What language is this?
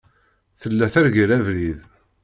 Kabyle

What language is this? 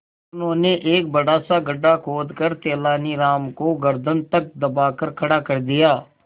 Hindi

